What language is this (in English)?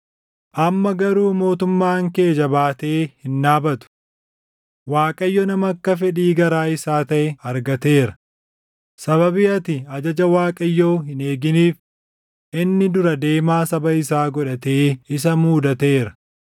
Oromo